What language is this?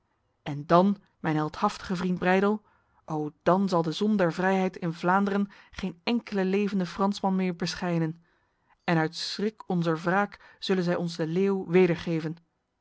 Dutch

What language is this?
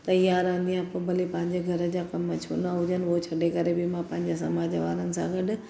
Sindhi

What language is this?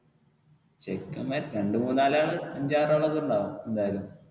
Malayalam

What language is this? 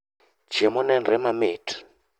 Luo (Kenya and Tanzania)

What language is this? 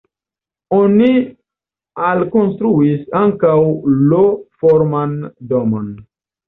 Esperanto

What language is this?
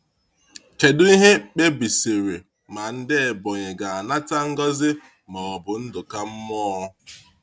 Igbo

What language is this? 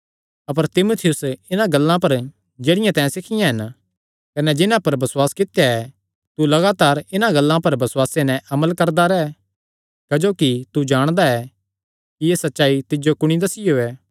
Kangri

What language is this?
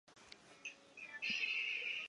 Chinese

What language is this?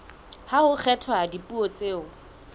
Southern Sotho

